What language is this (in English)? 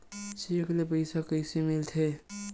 Chhattisgarhi